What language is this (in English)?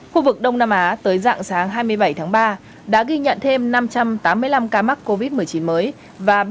Vietnamese